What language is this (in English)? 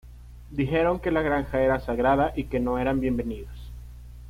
Spanish